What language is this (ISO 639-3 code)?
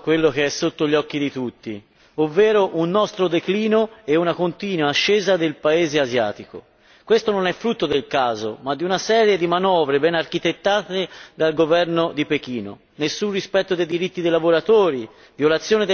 ita